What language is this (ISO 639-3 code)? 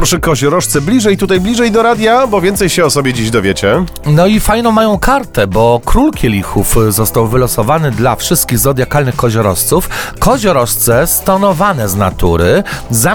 pol